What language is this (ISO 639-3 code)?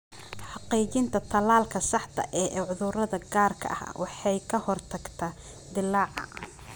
som